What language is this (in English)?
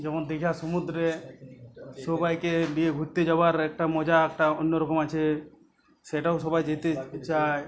Bangla